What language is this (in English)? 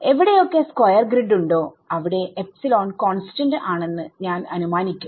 Malayalam